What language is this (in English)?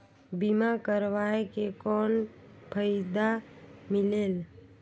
Chhattisgarhi